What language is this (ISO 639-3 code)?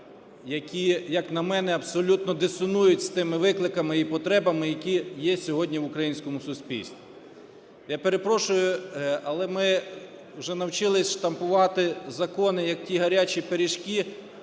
ukr